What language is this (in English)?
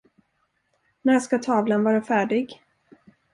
Swedish